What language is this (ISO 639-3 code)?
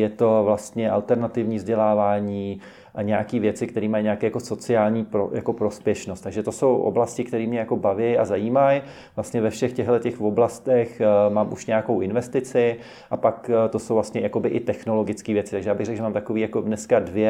ces